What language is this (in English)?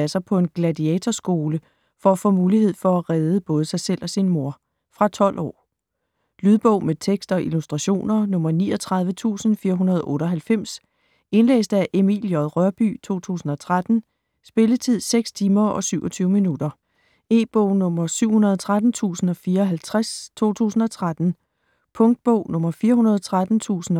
Danish